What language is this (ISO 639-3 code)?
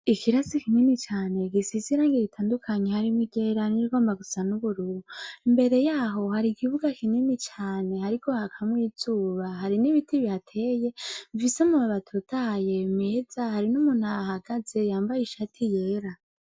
run